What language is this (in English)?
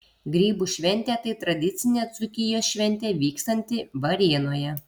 Lithuanian